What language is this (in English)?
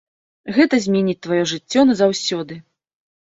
Belarusian